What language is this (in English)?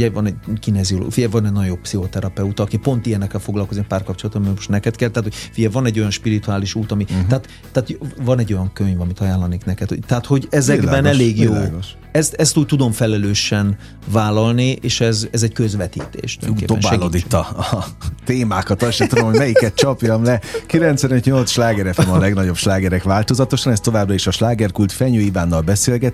Hungarian